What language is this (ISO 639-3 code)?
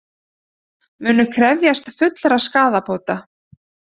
isl